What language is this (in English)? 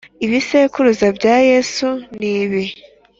Kinyarwanda